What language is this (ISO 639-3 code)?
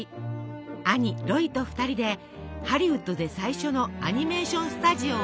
jpn